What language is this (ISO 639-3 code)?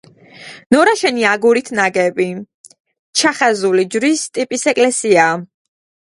kat